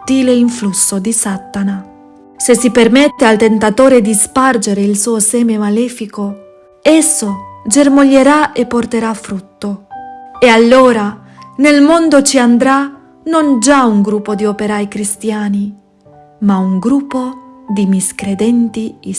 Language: Italian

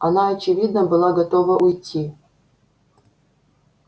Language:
Russian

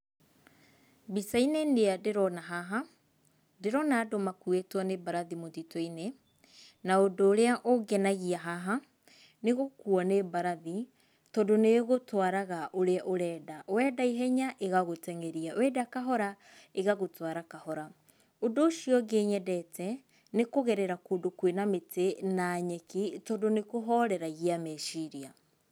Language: Kikuyu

